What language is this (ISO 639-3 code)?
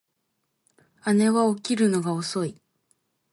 jpn